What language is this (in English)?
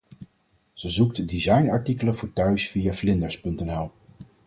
Dutch